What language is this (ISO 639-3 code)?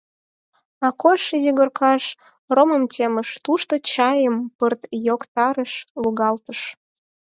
chm